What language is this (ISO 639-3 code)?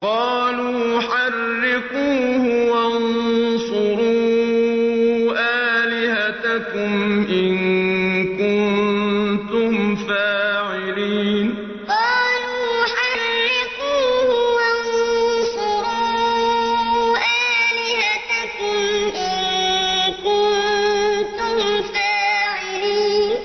ara